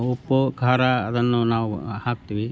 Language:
Kannada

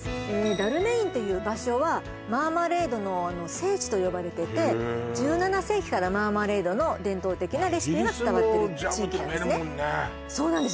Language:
Japanese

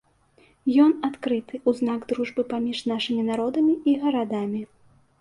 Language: Belarusian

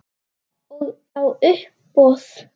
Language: Icelandic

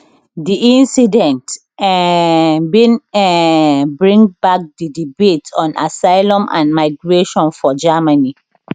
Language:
Nigerian Pidgin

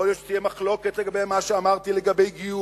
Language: Hebrew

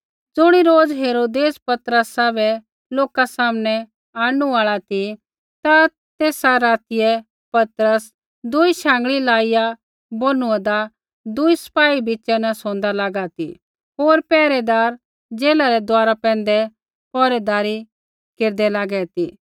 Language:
Kullu Pahari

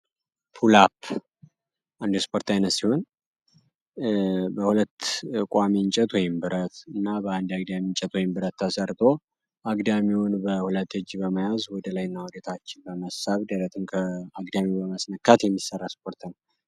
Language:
Amharic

